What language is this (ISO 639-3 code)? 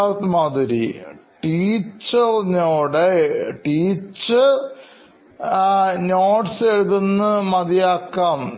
mal